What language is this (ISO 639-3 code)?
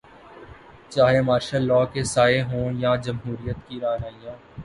urd